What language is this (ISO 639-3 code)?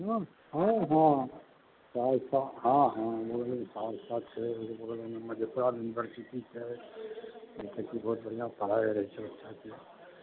mai